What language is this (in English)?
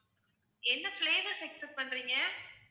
Tamil